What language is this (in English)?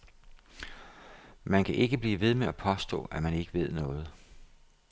Danish